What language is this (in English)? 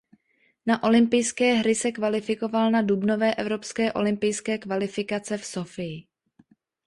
Czech